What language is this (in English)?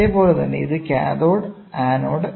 Malayalam